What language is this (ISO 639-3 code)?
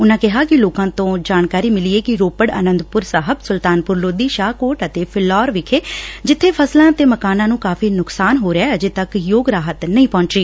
pan